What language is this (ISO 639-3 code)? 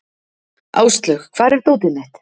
isl